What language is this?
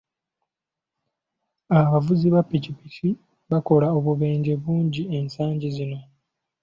Ganda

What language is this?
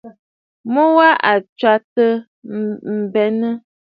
Bafut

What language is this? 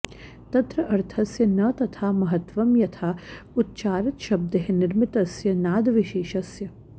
Sanskrit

